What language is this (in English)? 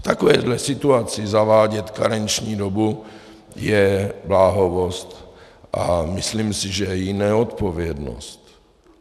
Czech